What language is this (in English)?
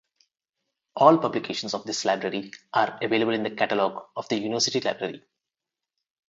English